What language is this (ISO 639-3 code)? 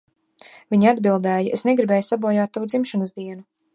lav